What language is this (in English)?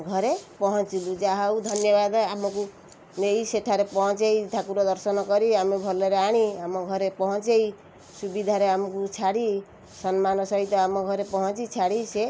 Odia